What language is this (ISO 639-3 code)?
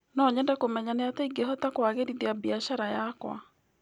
kik